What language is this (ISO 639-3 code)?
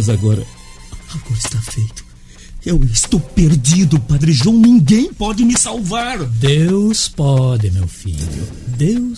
por